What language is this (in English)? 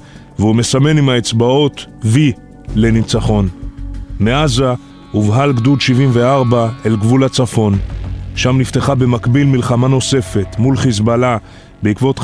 Hebrew